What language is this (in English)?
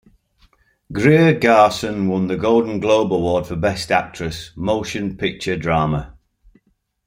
English